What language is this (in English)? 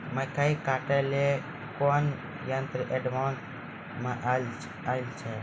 Maithili